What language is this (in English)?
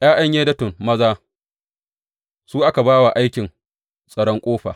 Hausa